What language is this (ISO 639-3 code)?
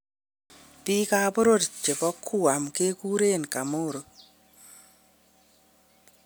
kln